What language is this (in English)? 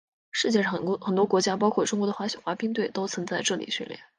Chinese